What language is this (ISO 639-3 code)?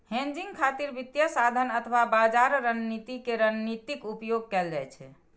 mai